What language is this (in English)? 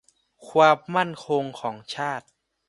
Thai